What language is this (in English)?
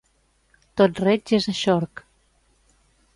Catalan